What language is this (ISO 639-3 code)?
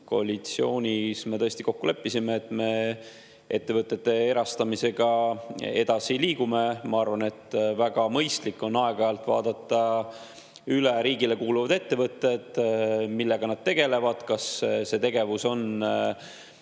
est